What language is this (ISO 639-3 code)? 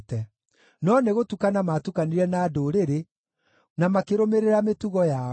kik